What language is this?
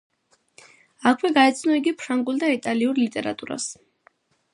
Georgian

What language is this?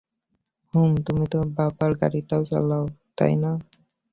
Bangla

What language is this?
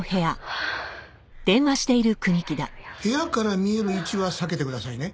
Japanese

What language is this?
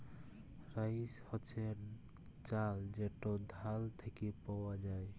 Bangla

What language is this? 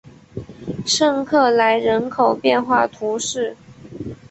Chinese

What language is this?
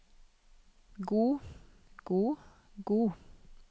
Norwegian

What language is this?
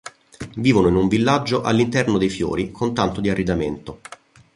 Italian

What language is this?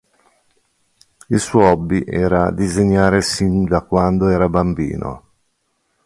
Italian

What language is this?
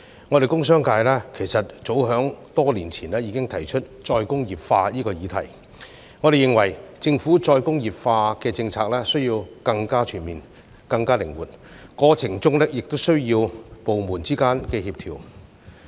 Cantonese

